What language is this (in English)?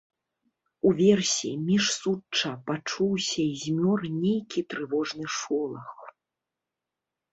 Belarusian